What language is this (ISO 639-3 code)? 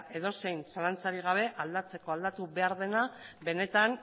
eus